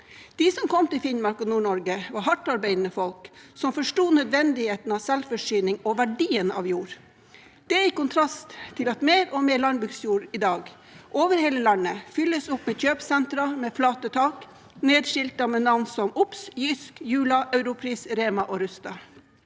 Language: Norwegian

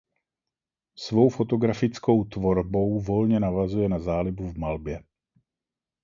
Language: Czech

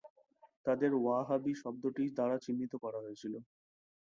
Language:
Bangla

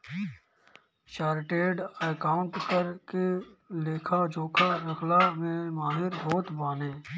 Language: Bhojpuri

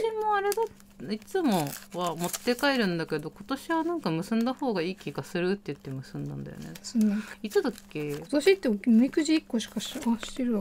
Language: Japanese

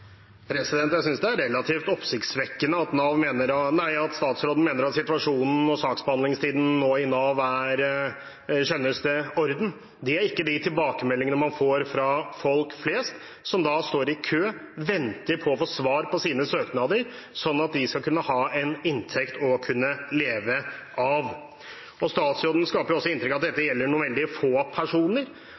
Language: Norwegian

